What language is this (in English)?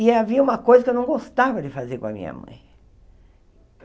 Portuguese